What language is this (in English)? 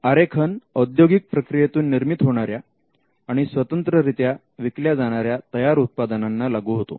Marathi